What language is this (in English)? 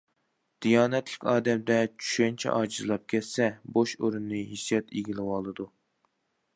Uyghur